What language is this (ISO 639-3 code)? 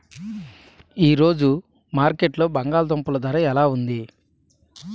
tel